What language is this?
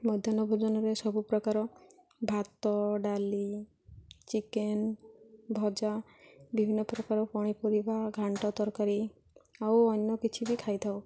Odia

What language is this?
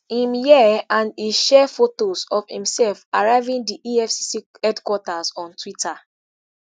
Nigerian Pidgin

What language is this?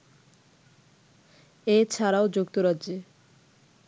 Bangla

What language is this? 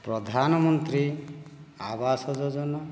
Odia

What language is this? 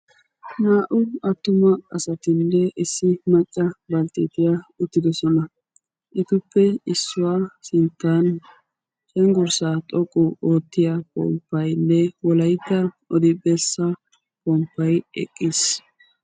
Wolaytta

